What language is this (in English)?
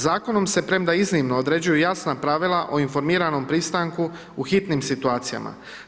Croatian